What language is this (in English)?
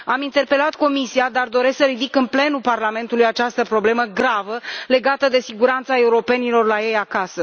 Romanian